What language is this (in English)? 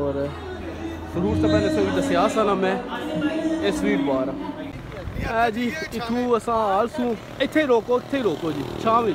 Hindi